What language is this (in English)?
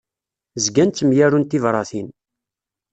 Kabyle